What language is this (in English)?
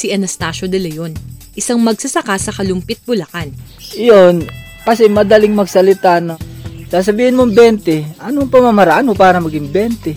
Filipino